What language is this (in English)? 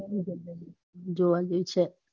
Gujarati